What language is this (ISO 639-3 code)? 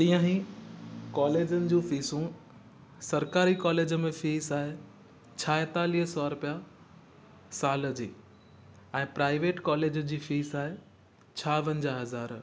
snd